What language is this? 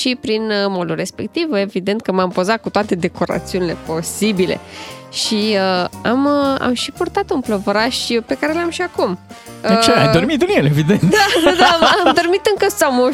Romanian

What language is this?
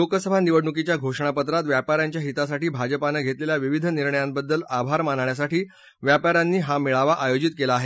Marathi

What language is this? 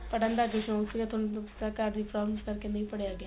Punjabi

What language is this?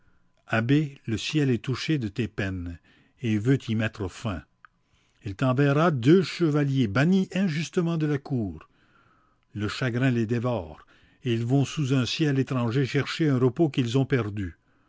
French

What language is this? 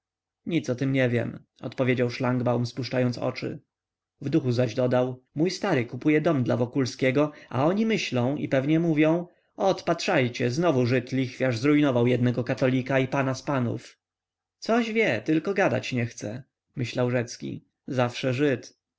Polish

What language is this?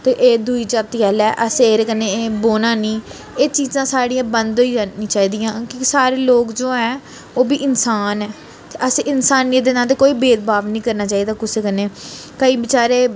Dogri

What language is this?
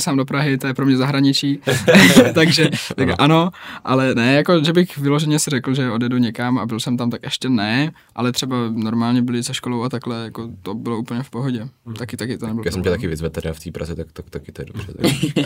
Czech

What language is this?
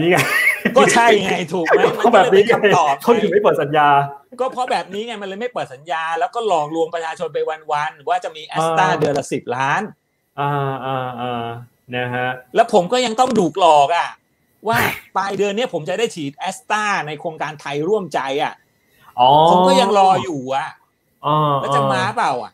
Thai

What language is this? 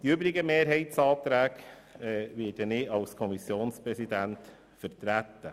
Swiss German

